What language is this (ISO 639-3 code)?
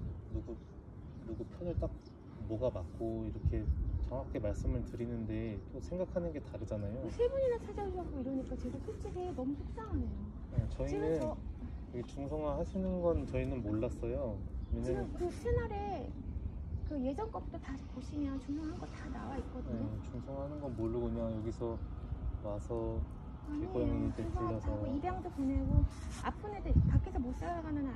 kor